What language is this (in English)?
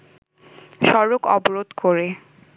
Bangla